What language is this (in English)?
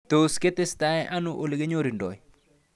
Kalenjin